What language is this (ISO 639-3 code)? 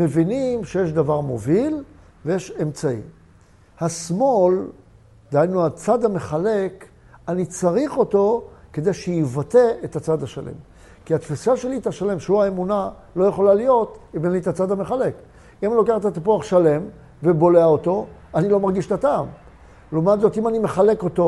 heb